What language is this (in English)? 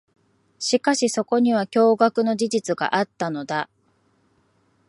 Japanese